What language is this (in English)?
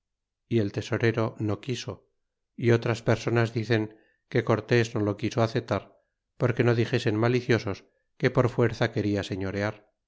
Spanish